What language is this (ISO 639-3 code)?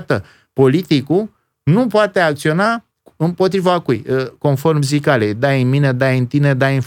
ron